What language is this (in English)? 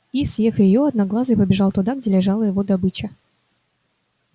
Russian